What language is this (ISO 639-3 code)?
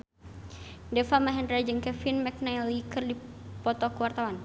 sun